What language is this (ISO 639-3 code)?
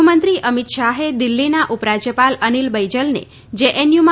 guj